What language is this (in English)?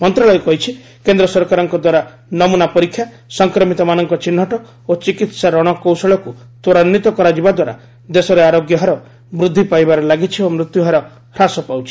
Odia